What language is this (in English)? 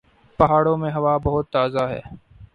Urdu